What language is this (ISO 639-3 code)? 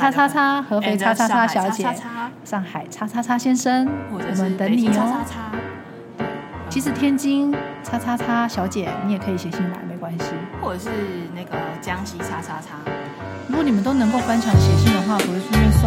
zho